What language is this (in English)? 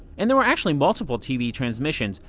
English